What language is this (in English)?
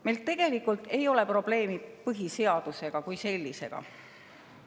Estonian